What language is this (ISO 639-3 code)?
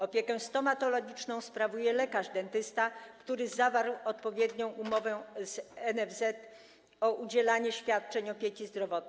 pol